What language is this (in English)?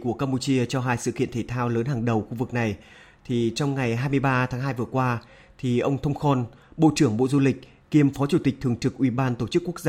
Vietnamese